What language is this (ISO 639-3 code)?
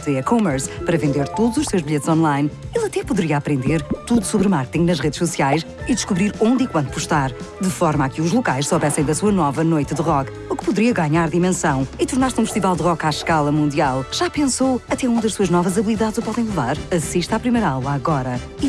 por